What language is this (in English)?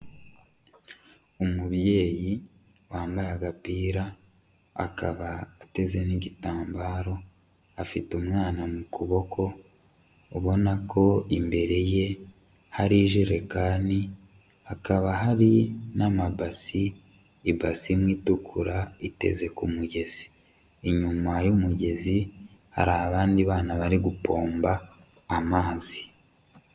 Kinyarwanda